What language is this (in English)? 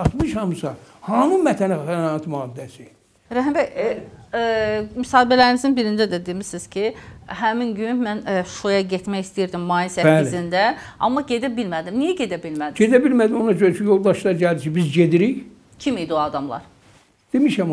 Turkish